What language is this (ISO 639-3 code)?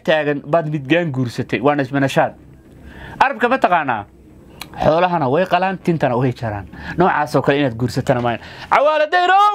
ara